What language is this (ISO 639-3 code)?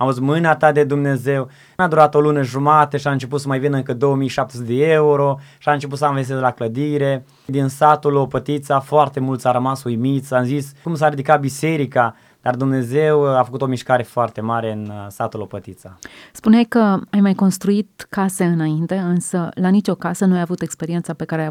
ron